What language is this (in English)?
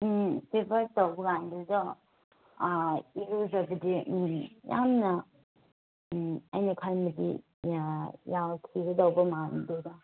Manipuri